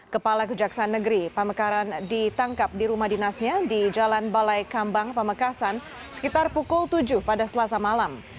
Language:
Indonesian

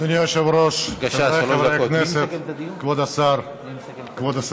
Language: Hebrew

